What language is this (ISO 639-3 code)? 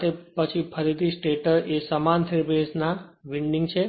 guj